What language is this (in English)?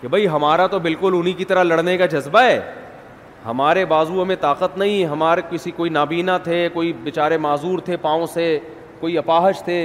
Urdu